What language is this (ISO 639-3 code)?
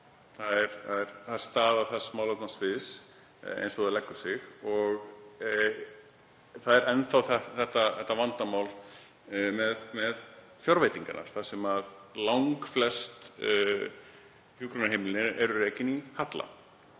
isl